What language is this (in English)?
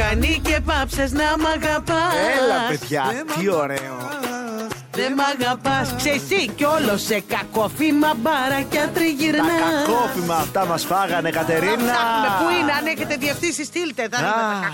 Greek